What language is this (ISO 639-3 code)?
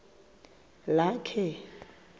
xho